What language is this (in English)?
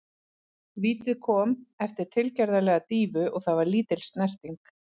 Icelandic